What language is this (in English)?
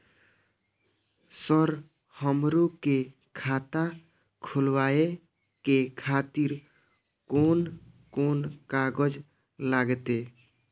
Maithili